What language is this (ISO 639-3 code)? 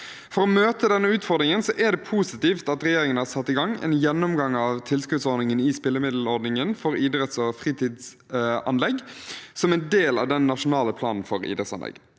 nor